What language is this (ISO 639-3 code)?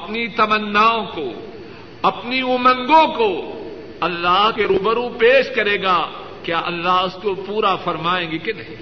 urd